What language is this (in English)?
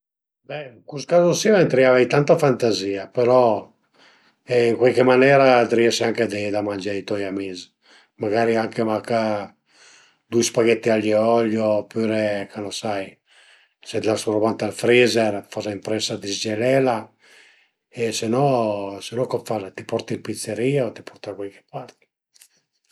Piedmontese